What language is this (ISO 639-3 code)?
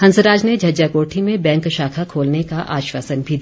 hin